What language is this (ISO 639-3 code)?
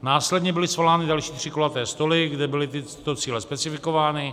ces